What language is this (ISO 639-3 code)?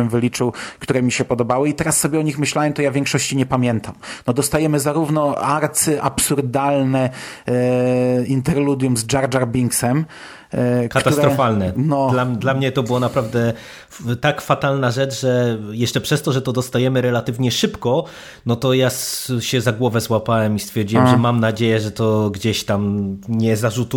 pol